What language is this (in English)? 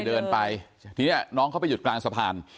Thai